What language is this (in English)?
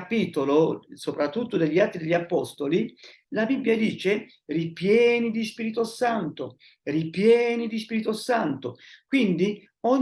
Italian